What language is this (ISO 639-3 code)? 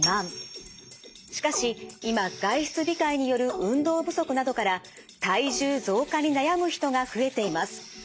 jpn